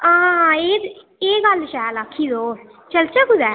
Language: Dogri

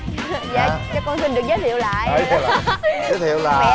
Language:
Vietnamese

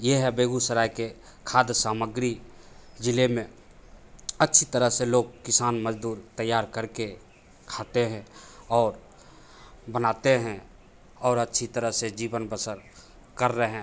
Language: Hindi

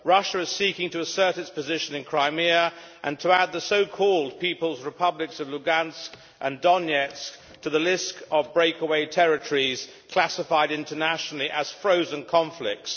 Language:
English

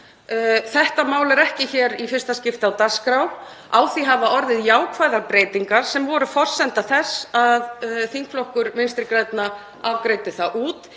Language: Icelandic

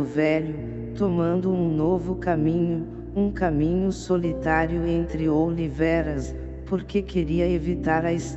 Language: Portuguese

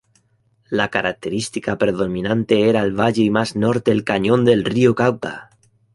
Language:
Spanish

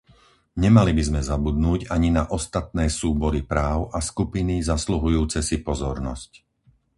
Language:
Slovak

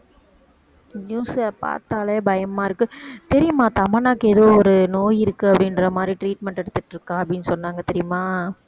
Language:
Tamil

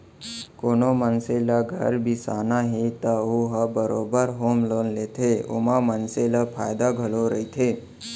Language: Chhattisgarhi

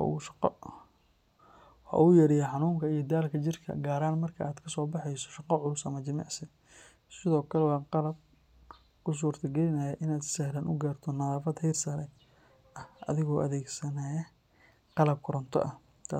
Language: Somali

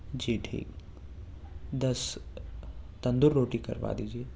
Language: Urdu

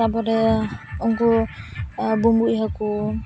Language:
Santali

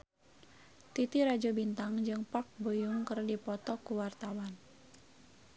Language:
Sundanese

